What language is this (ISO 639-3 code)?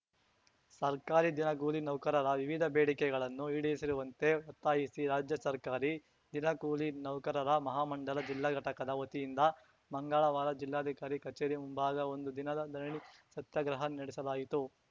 kan